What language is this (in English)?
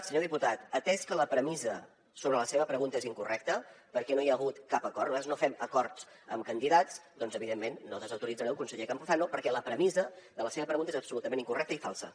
Catalan